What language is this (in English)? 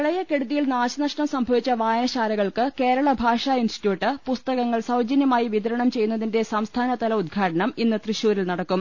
Malayalam